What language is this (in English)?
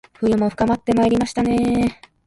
Japanese